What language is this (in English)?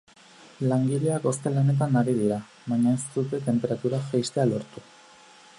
Basque